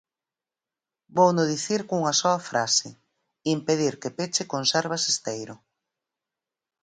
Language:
Galician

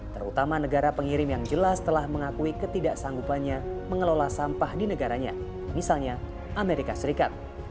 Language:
Indonesian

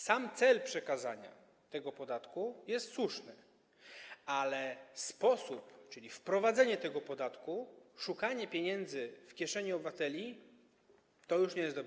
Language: Polish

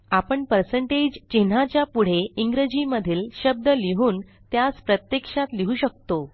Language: Marathi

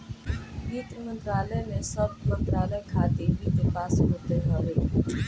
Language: Bhojpuri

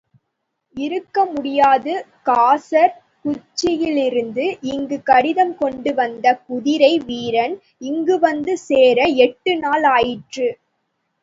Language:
Tamil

